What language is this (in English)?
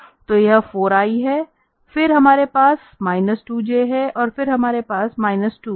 Hindi